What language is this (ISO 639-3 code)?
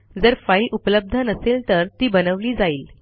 mar